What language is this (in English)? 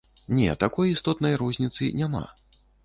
Belarusian